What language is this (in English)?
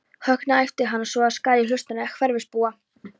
Icelandic